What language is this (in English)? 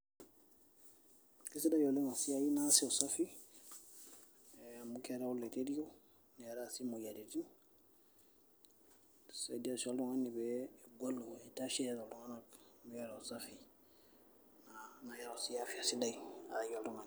Masai